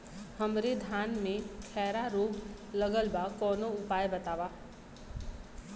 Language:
Bhojpuri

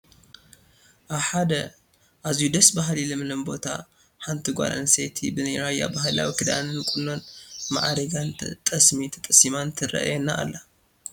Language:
Tigrinya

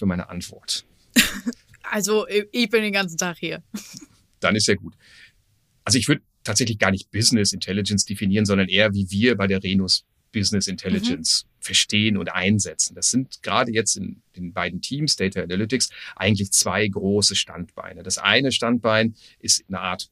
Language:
German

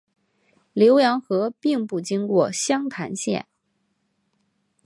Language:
Chinese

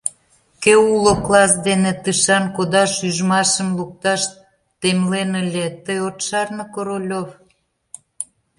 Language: Mari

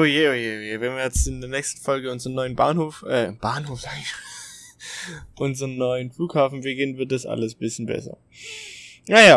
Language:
German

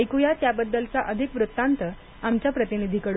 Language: Marathi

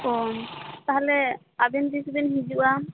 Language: Santali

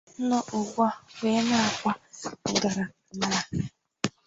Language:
Igbo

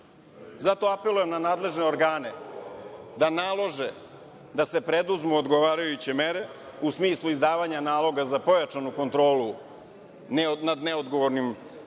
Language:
Serbian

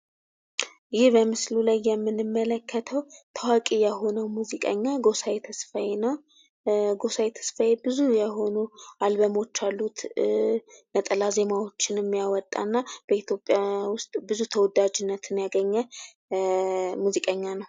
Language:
Amharic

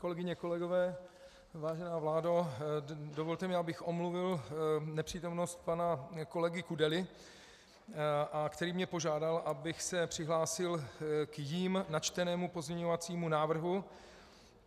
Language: Czech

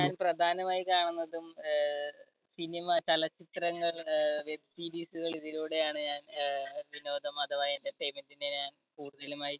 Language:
Malayalam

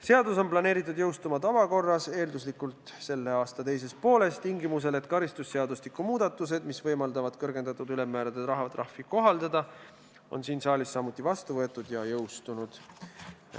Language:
Estonian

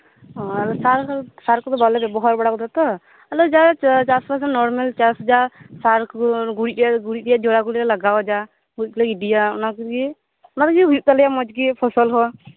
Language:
Santali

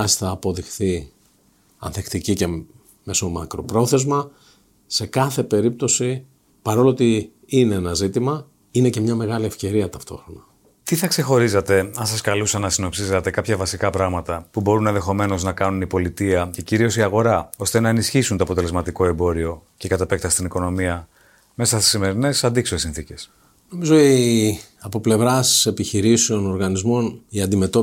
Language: Greek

